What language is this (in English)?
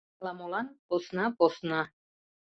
Mari